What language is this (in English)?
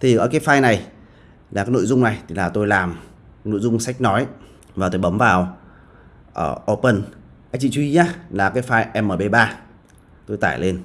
Vietnamese